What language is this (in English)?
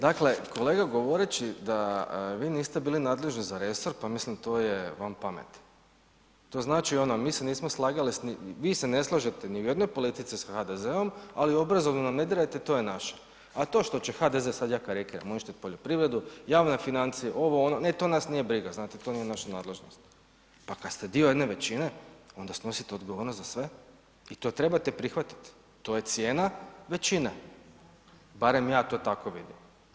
Croatian